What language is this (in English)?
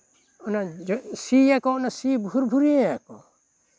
Santali